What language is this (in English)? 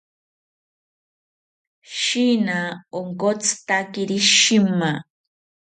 South Ucayali Ashéninka